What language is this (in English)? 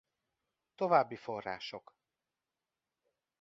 Hungarian